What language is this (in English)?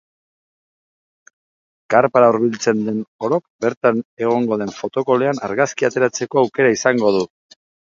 Basque